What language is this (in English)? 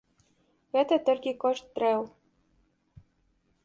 Belarusian